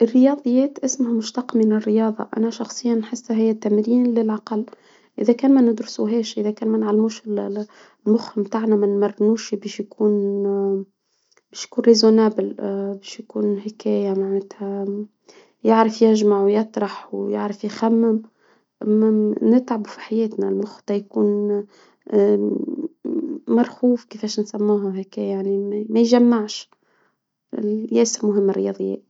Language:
Tunisian Arabic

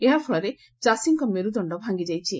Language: Odia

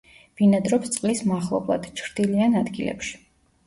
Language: Georgian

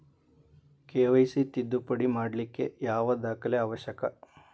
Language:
Kannada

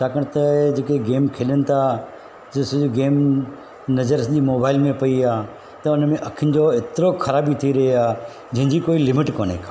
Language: Sindhi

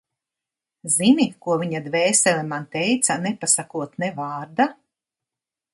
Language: Latvian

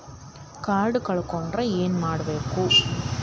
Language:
Kannada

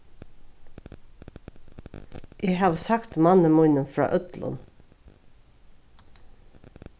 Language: Faroese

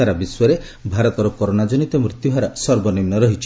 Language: Odia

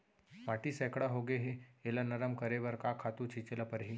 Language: Chhattisgarhi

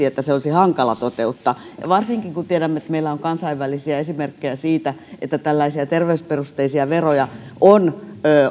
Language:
Finnish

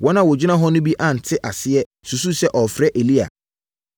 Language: Akan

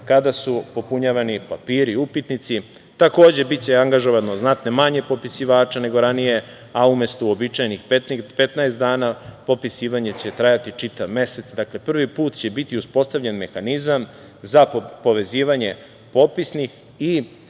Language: Serbian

